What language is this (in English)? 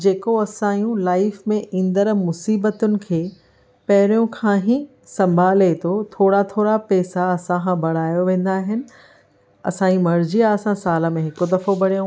Sindhi